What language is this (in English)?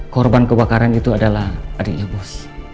Indonesian